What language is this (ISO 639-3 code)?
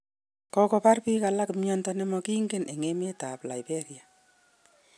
kln